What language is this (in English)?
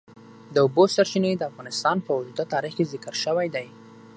Pashto